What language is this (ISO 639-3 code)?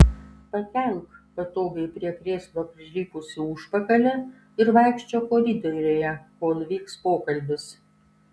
lit